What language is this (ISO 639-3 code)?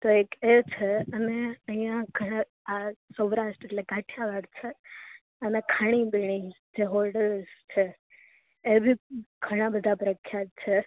guj